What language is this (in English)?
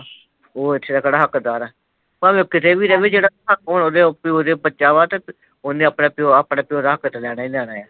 Punjabi